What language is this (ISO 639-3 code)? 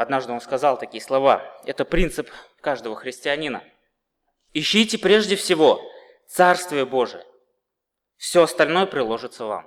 rus